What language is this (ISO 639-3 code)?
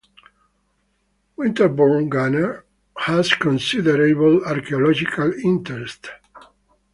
eng